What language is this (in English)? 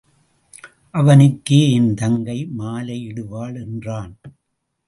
Tamil